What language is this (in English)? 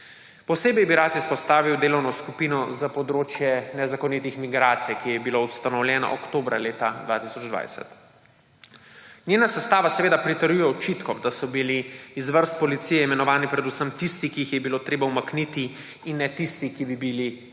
Slovenian